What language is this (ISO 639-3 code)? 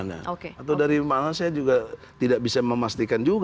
ind